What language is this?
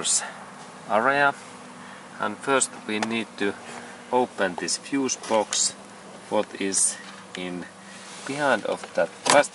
Finnish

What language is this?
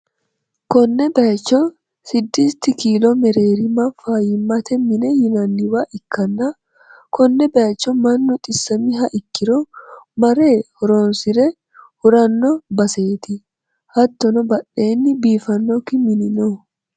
Sidamo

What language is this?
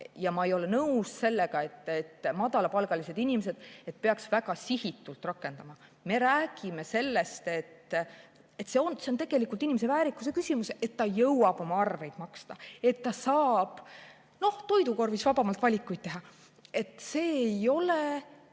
Estonian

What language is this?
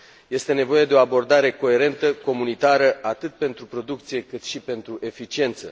Romanian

